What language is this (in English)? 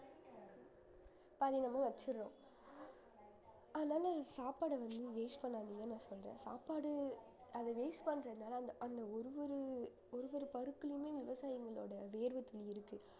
Tamil